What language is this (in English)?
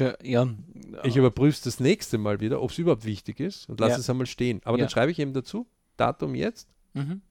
German